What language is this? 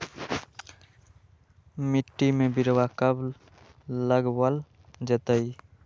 Magahi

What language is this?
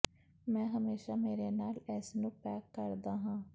Punjabi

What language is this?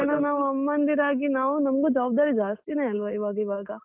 Kannada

